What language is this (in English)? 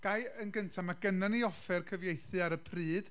Welsh